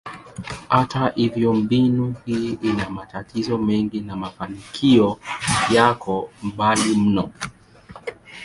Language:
Swahili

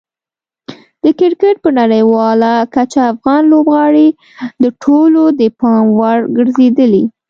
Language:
Pashto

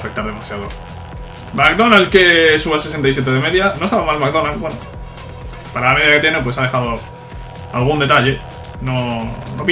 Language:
Spanish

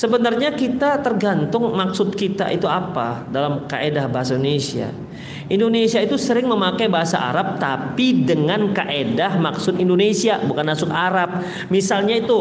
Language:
Indonesian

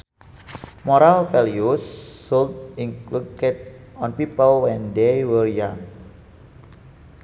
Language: Sundanese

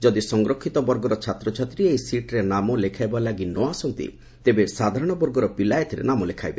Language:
Odia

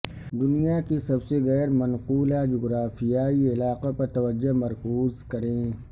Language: Urdu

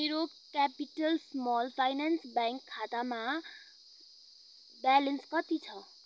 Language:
Nepali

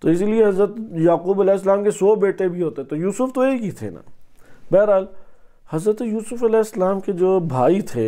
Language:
Arabic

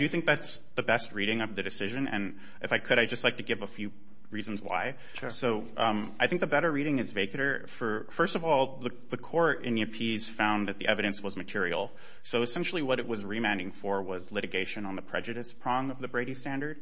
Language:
English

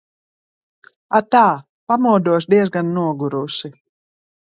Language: Latvian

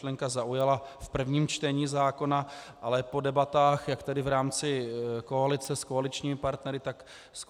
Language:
Czech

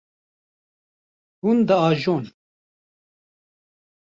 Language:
Kurdish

